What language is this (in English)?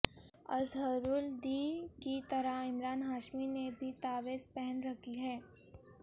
Urdu